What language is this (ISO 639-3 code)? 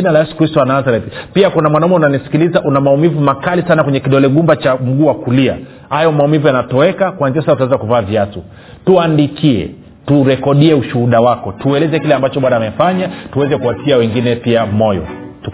swa